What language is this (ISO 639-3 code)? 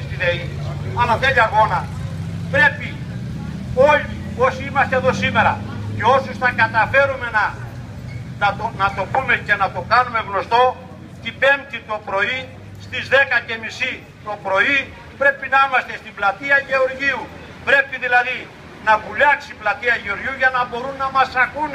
ell